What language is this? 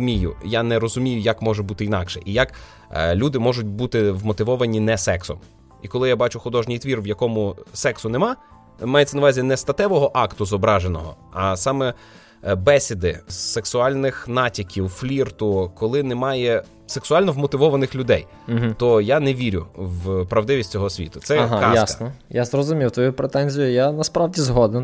Ukrainian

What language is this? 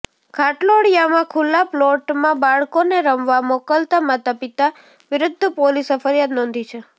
Gujarati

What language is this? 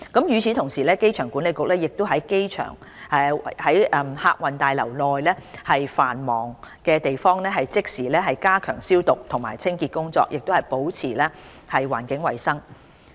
Cantonese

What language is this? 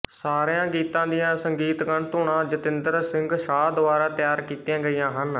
Punjabi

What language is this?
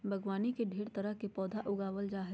Magahi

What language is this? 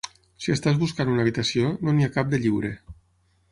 Catalan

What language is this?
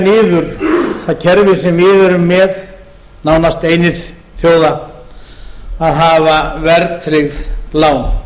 Icelandic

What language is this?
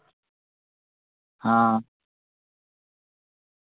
Dogri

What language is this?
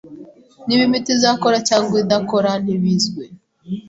Kinyarwanda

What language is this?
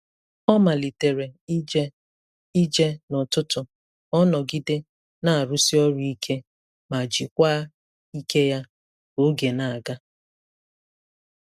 Igbo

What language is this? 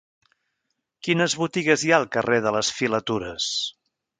Catalan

